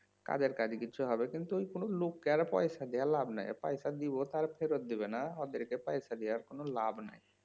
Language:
Bangla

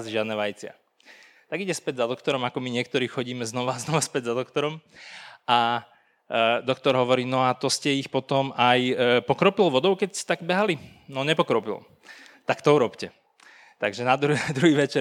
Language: Slovak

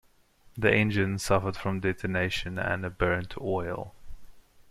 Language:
English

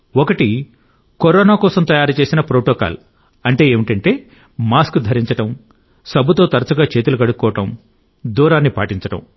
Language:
Telugu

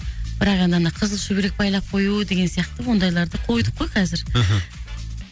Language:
Kazakh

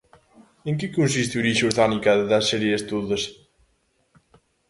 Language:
Galician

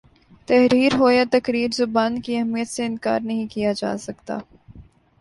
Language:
Urdu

